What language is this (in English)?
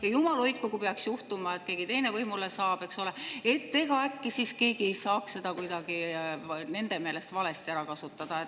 Estonian